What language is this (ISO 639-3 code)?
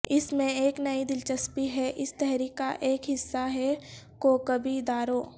urd